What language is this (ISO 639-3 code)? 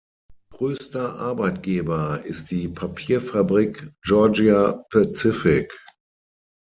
deu